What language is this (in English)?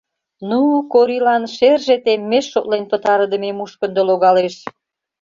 Mari